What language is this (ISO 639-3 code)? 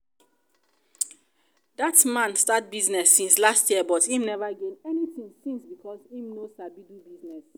pcm